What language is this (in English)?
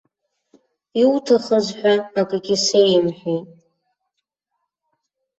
Abkhazian